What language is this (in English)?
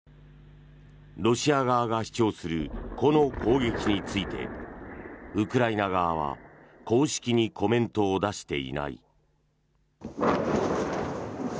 Japanese